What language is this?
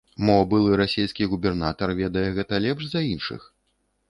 Belarusian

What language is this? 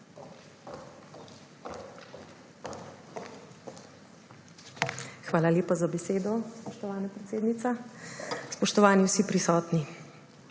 Slovenian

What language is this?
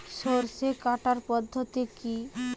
Bangla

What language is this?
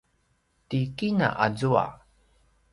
Paiwan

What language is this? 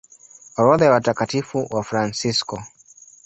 Swahili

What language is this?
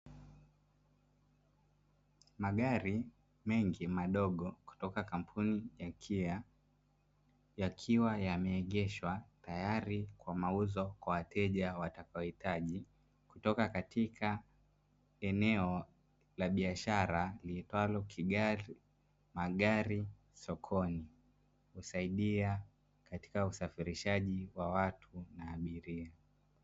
Swahili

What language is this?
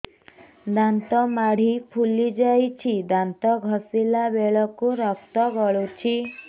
Odia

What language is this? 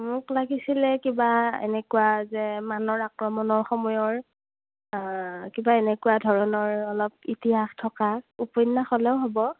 Assamese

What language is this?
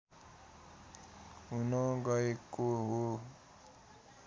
Nepali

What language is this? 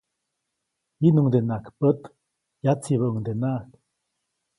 Copainalá Zoque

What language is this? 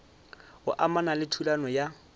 Northern Sotho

